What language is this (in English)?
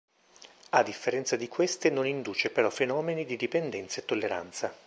Italian